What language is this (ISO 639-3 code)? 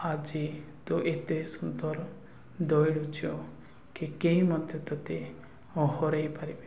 ori